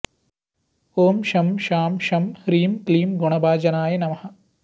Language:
Sanskrit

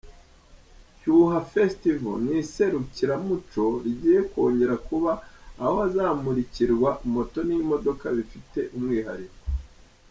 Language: Kinyarwanda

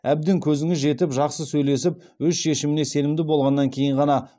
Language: Kazakh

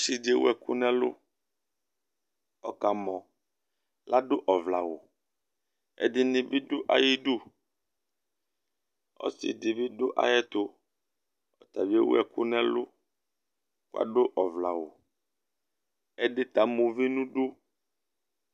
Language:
Ikposo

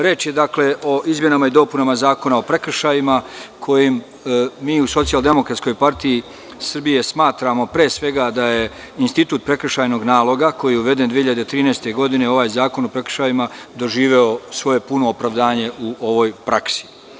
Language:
Serbian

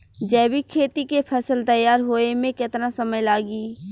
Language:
Bhojpuri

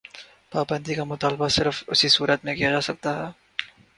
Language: Urdu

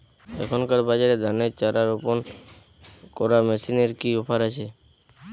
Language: Bangla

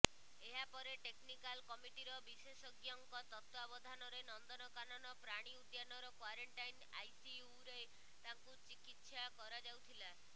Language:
Odia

